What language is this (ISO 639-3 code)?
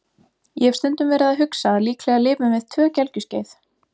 isl